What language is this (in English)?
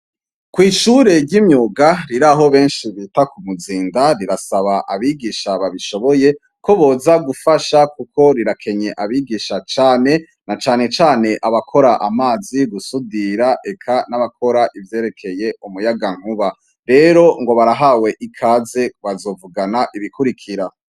Rundi